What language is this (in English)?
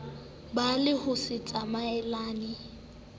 Southern Sotho